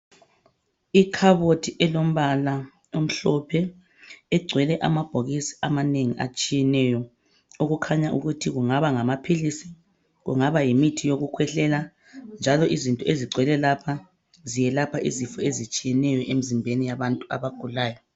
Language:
North Ndebele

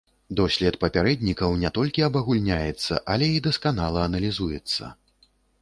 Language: Belarusian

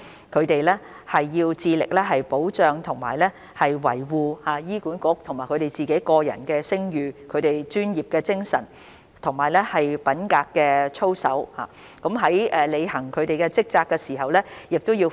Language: Cantonese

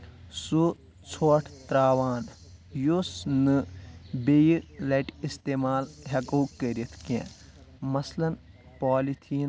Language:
Kashmiri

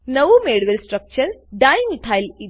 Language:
Gujarati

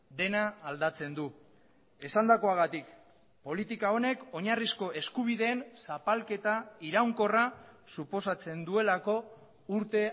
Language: Basque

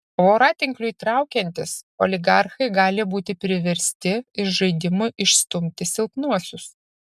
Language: Lithuanian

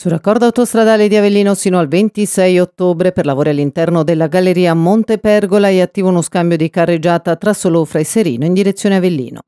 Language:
Italian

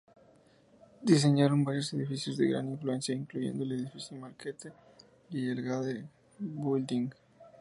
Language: Spanish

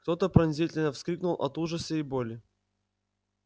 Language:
Russian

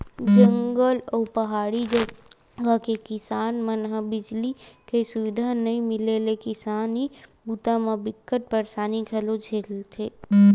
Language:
Chhattisgarhi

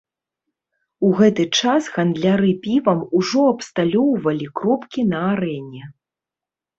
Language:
Belarusian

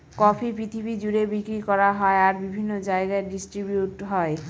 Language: Bangla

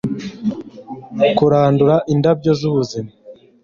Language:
Kinyarwanda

